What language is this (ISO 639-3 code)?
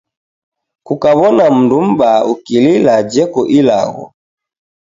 dav